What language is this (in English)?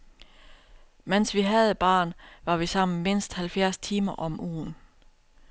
Danish